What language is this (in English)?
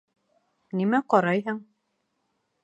Bashkir